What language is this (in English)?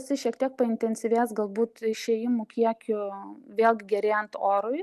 Lithuanian